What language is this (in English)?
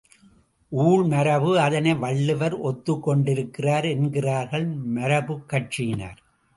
Tamil